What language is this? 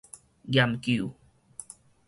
Min Nan Chinese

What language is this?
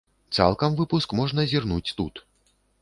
Belarusian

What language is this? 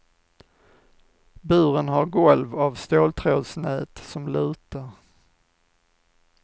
Swedish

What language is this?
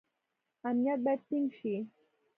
Pashto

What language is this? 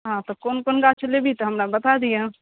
Maithili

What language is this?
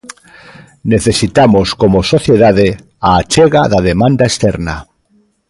Galician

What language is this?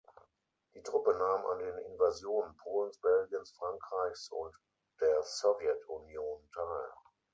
German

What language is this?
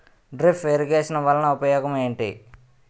Telugu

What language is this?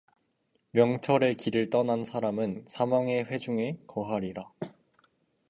Korean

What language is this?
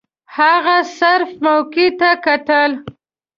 Pashto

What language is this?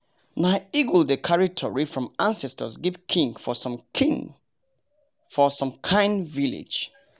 Nigerian Pidgin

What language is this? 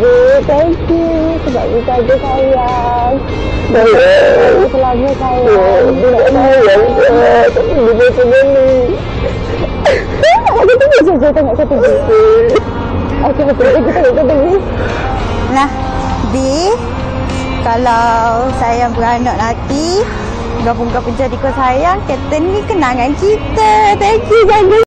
Malay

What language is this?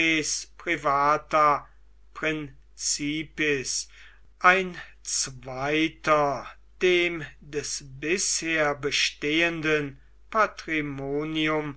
German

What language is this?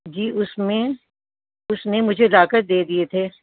Urdu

